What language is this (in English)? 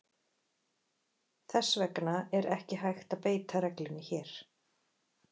Icelandic